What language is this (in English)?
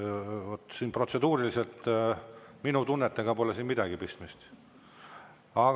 Estonian